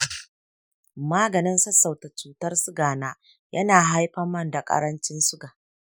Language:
Hausa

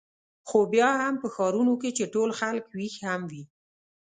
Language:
Pashto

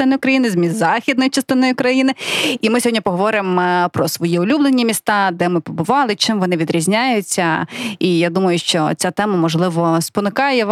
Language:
Ukrainian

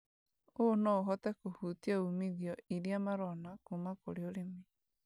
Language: Kikuyu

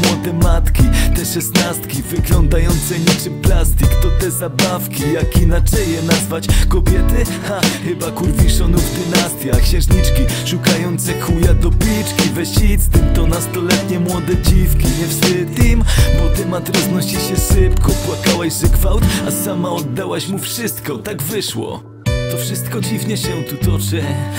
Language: Polish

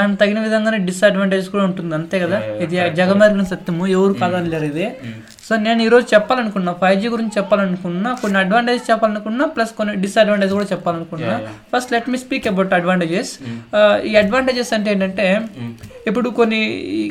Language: Telugu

